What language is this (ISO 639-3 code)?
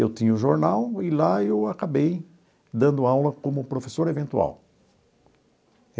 por